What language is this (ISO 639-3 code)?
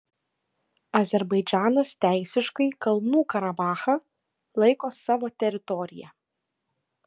lit